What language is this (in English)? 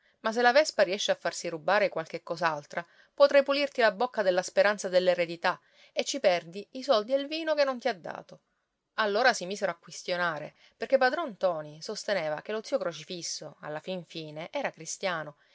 Italian